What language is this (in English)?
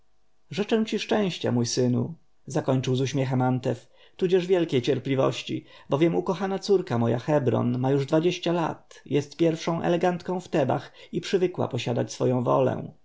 Polish